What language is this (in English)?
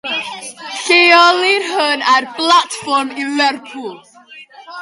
Welsh